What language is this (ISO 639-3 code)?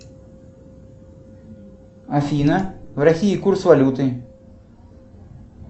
rus